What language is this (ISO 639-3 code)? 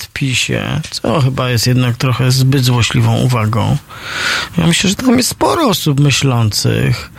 pol